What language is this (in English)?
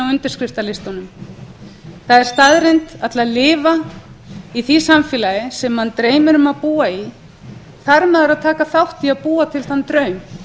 Icelandic